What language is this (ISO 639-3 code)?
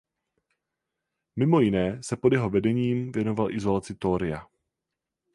ces